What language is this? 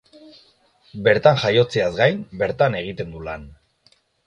Basque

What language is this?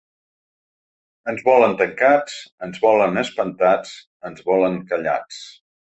Catalan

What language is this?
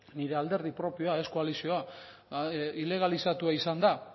Basque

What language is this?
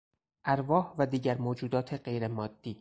Persian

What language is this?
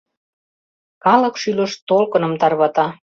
Mari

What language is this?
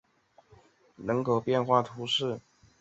Chinese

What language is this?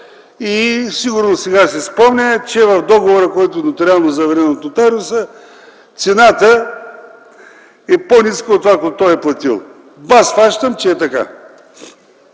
Bulgarian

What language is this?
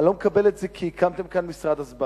Hebrew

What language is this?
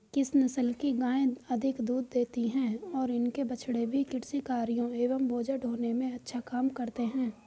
Hindi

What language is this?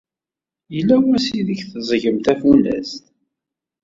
Kabyle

